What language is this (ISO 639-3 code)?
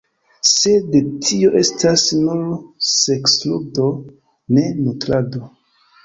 epo